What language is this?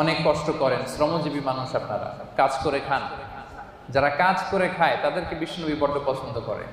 Arabic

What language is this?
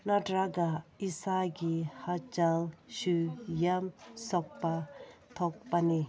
Manipuri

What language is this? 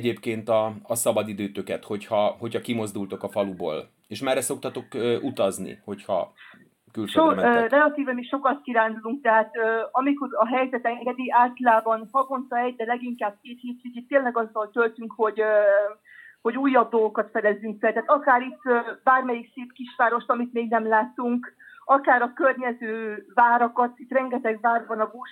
Hungarian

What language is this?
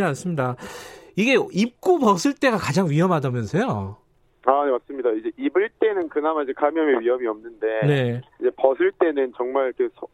Korean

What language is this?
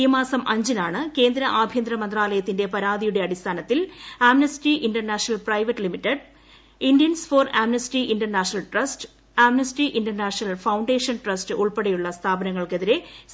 Malayalam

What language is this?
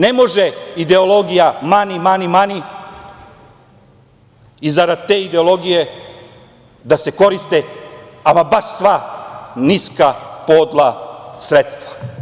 Serbian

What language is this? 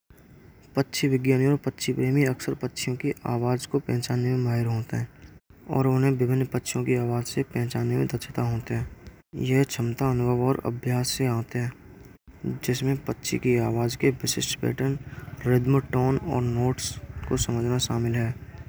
Braj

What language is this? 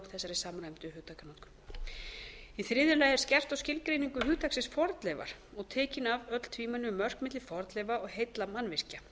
Icelandic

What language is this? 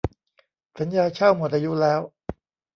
Thai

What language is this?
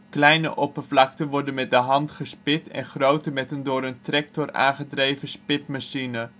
Dutch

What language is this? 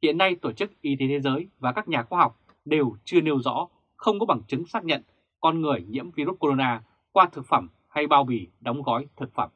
Vietnamese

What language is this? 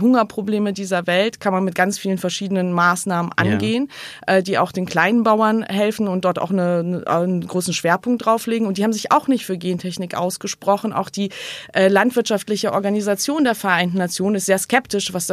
German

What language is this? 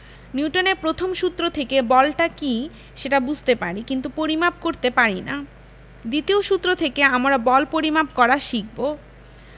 Bangla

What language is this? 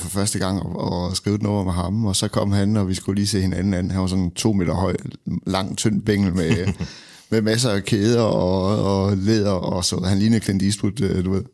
Danish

